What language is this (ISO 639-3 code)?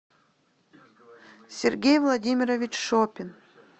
rus